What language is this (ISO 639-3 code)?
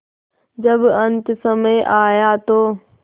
hin